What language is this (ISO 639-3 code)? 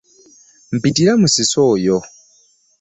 lug